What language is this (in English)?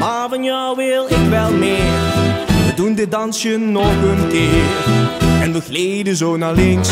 Dutch